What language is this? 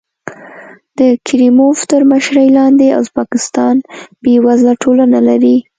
Pashto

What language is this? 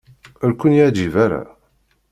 Kabyle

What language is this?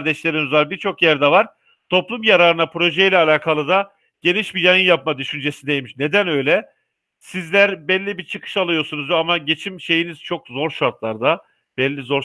Turkish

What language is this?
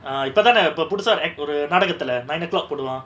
English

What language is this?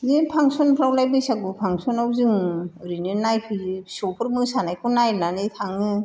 Bodo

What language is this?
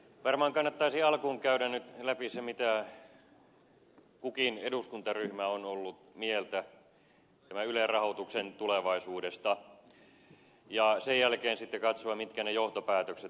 Finnish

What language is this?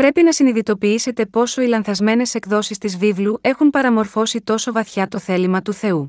Greek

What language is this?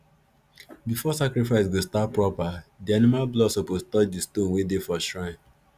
Nigerian Pidgin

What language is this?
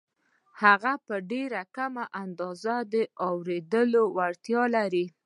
Pashto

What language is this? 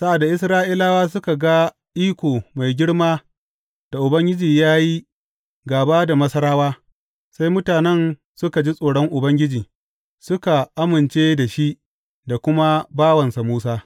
Hausa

